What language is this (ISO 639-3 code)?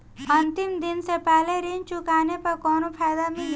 bho